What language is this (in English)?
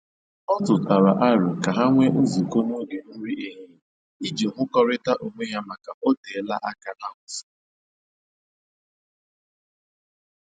Igbo